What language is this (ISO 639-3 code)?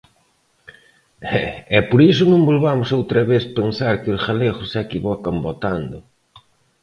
glg